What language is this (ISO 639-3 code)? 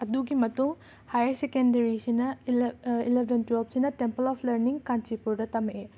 mni